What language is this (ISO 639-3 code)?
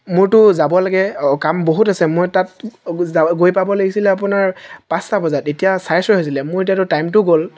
asm